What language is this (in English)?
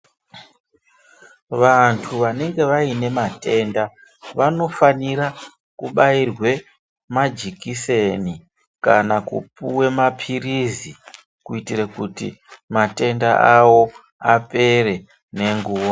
Ndau